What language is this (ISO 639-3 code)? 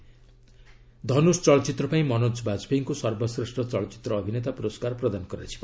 ori